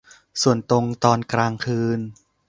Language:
Thai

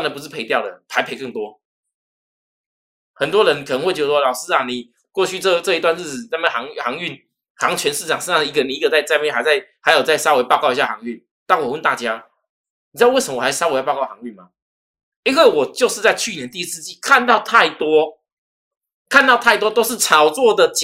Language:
Chinese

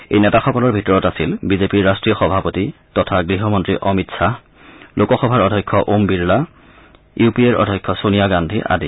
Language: Assamese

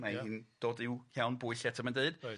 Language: Welsh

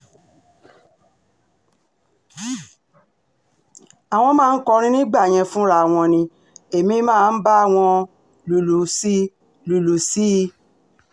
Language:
Yoruba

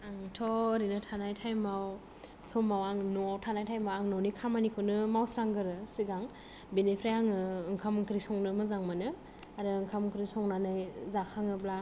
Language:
Bodo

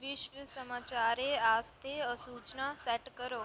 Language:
Dogri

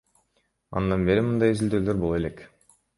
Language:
Kyrgyz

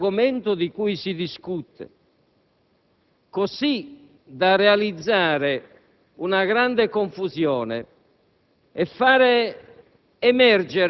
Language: Italian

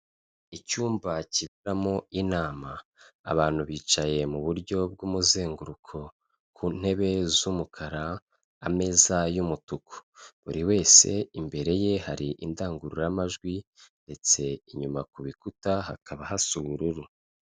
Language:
Kinyarwanda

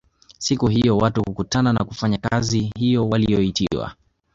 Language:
Swahili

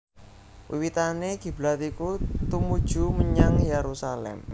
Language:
Javanese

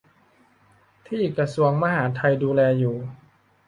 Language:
Thai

